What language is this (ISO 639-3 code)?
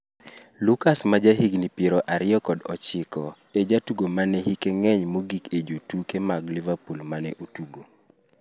luo